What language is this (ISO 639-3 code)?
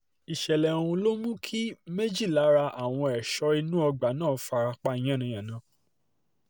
yor